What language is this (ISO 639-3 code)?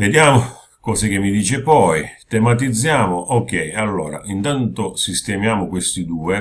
ita